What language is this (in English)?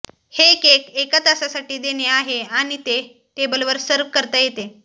Marathi